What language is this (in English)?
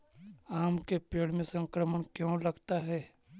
Magahi